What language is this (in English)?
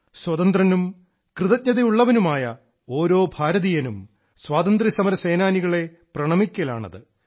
Malayalam